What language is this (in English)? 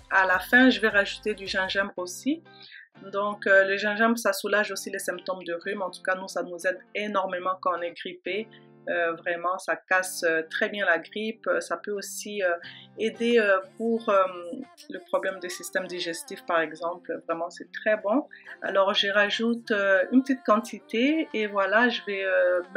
French